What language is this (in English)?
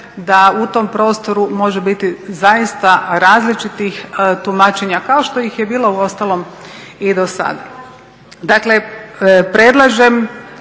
Croatian